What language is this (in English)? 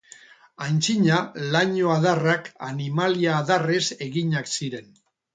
Basque